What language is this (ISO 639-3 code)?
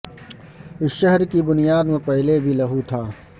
urd